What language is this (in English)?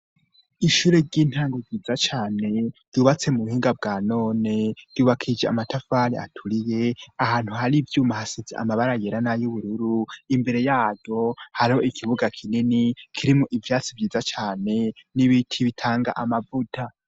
Rundi